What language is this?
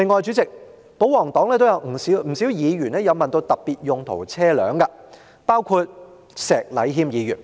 Cantonese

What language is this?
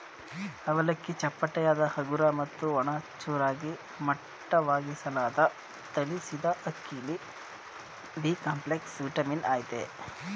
Kannada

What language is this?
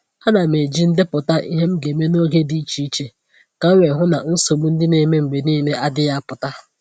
Igbo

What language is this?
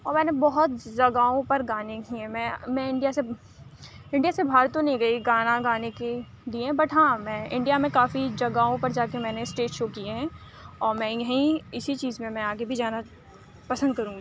Urdu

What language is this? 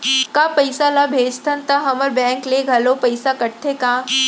Chhattisgarhi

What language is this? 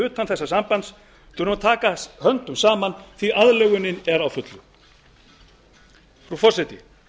Icelandic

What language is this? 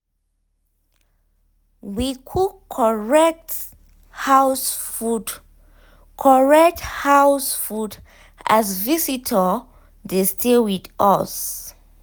Nigerian Pidgin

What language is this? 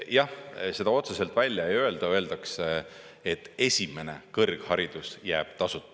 Estonian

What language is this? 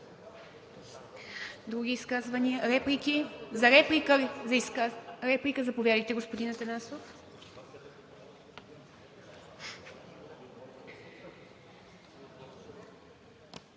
Bulgarian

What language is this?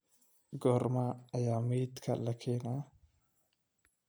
Somali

